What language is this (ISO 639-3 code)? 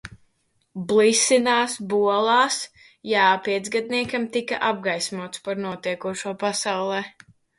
lav